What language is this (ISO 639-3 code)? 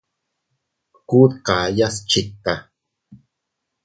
cut